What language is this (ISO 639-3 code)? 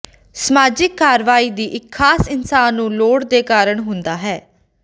pan